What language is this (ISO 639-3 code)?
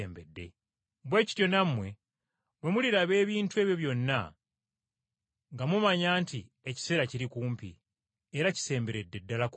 lug